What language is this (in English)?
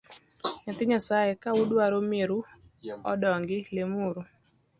Luo (Kenya and Tanzania)